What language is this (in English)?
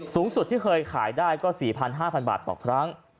Thai